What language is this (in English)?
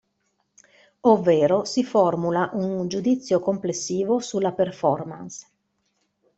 Italian